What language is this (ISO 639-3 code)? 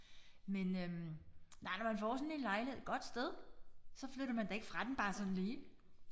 dan